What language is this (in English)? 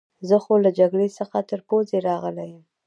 Pashto